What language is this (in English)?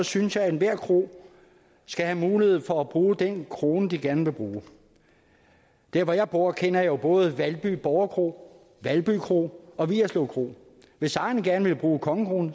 Danish